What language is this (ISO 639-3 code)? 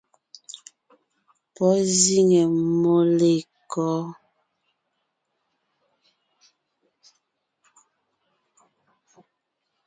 nnh